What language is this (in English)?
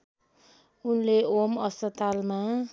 Nepali